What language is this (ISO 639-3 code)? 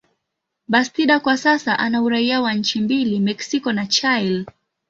swa